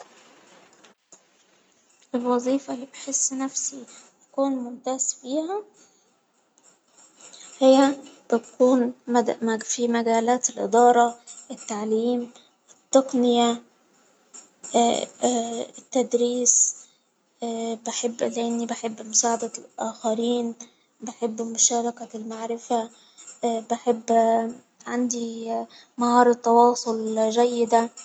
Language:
Hijazi Arabic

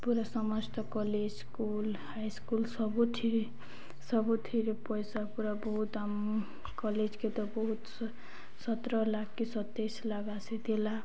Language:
Odia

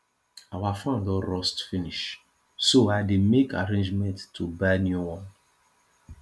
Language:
Nigerian Pidgin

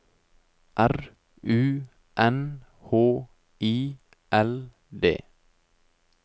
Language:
Norwegian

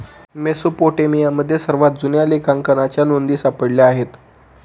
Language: Marathi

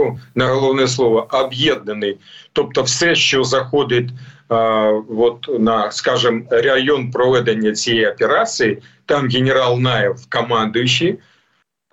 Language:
Ukrainian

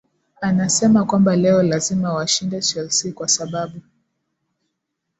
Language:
Swahili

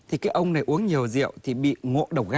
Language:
Vietnamese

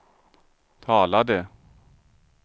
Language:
Swedish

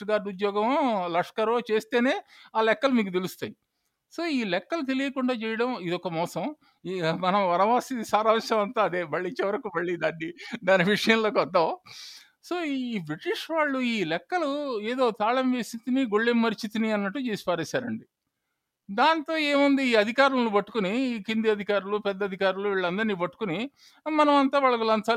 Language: Telugu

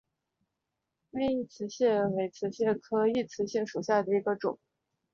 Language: Chinese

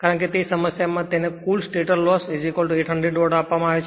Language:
Gujarati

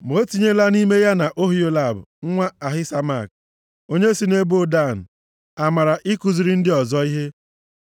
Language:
Igbo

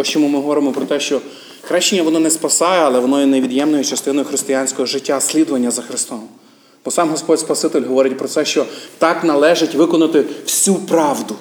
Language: Ukrainian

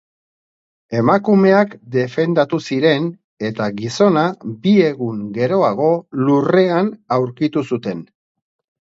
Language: Basque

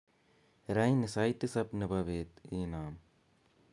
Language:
Kalenjin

